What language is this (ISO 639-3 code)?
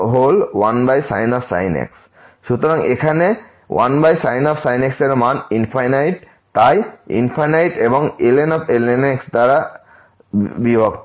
ben